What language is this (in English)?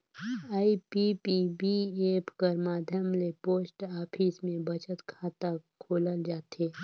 Chhattisgarhi